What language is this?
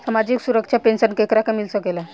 Bhojpuri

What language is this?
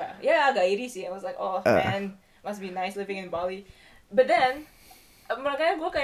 Indonesian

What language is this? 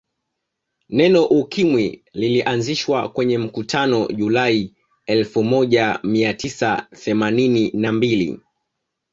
Swahili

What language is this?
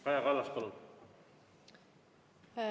Estonian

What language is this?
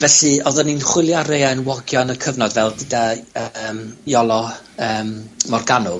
Welsh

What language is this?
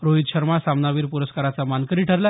Marathi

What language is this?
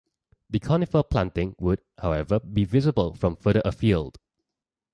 English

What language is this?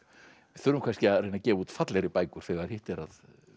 Icelandic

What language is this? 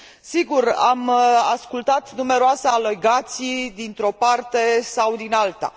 Romanian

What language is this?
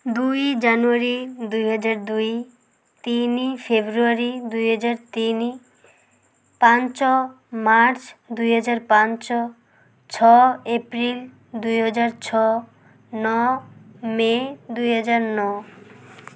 Odia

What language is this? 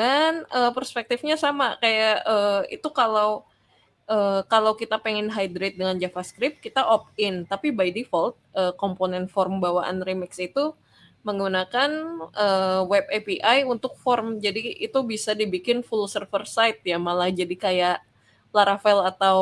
Indonesian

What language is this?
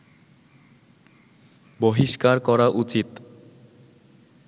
Bangla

